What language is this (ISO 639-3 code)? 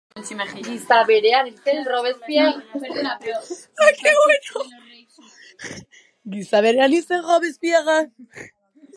eus